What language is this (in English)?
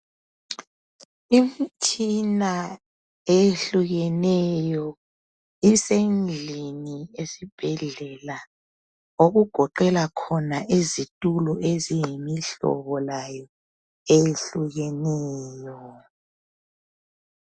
North Ndebele